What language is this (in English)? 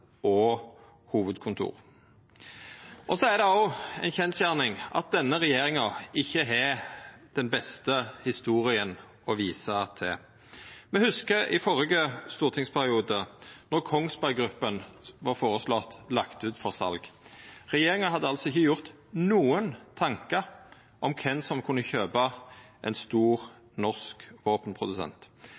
Norwegian Nynorsk